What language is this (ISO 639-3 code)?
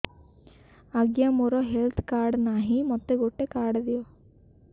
ori